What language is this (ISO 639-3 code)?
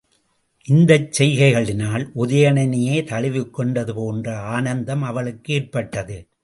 tam